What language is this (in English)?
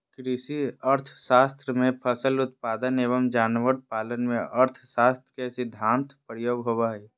Magahi